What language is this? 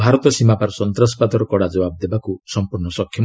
Odia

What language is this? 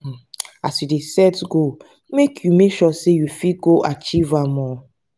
Nigerian Pidgin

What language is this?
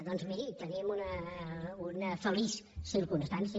Catalan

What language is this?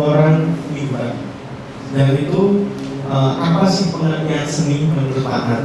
Indonesian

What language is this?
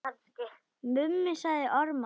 Icelandic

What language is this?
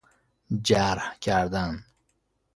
Persian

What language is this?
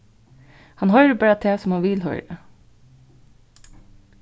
Faroese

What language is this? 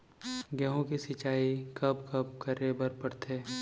Chhattisgarhi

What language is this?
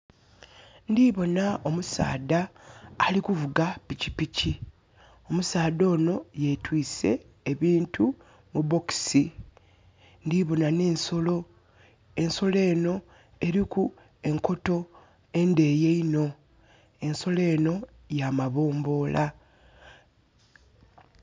Soga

